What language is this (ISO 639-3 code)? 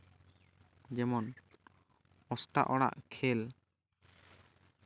sat